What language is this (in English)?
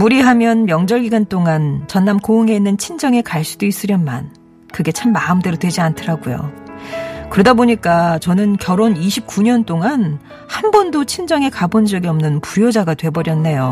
Korean